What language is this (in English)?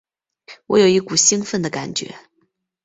Chinese